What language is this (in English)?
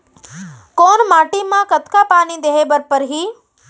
Chhattisgarhi